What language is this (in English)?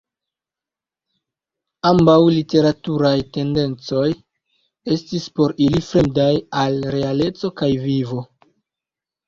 Esperanto